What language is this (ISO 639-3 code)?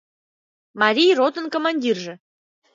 chm